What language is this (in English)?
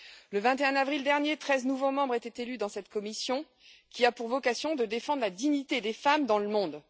French